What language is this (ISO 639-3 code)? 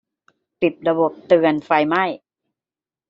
tha